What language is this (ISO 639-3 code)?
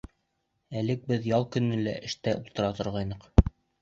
bak